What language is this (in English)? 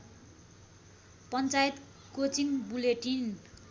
Nepali